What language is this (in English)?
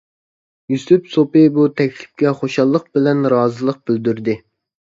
Uyghur